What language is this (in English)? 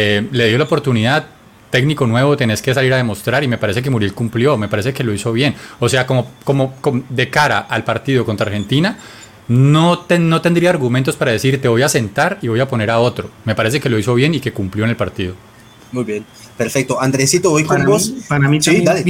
Spanish